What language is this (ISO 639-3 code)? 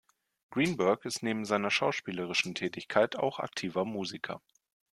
deu